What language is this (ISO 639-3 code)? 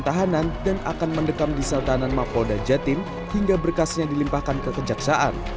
ind